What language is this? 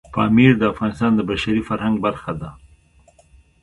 Pashto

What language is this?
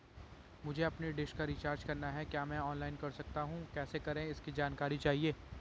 Hindi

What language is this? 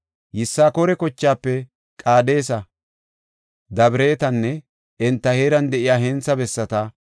Gofa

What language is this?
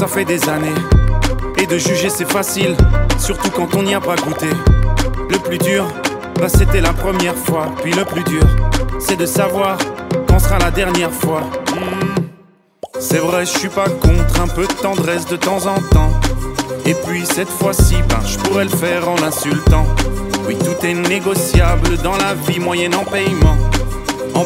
Italian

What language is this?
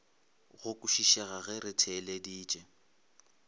Northern Sotho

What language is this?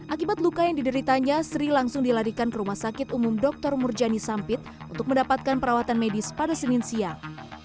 Indonesian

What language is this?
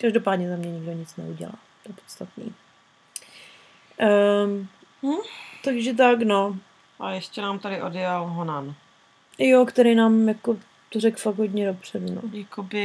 Czech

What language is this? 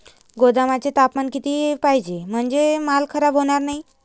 Marathi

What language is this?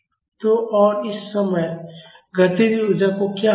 Hindi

